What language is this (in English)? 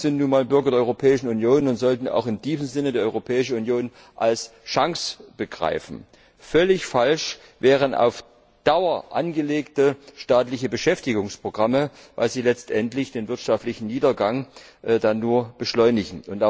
German